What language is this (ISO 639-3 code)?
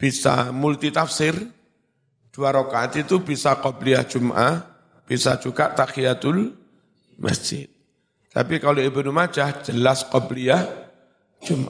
ind